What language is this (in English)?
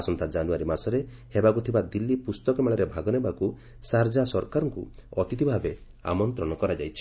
Odia